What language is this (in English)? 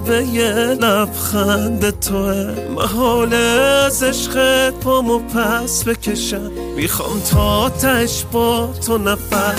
Persian